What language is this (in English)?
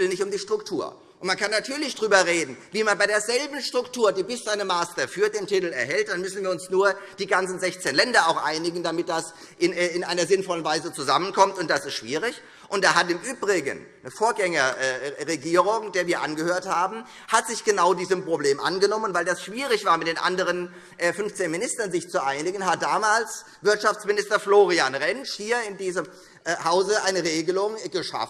German